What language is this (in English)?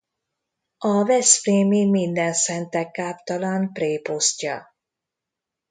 Hungarian